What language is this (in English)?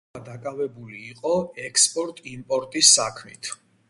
Georgian